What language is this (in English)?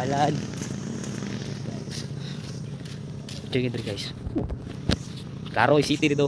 Indonesian